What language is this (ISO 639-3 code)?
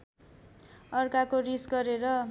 nep